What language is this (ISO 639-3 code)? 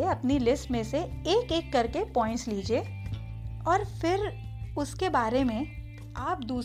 hin